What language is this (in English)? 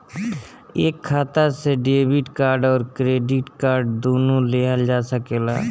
Bhojpuri